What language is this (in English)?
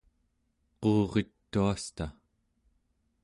Central Yupik